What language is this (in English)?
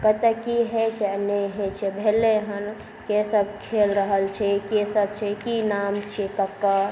Maithili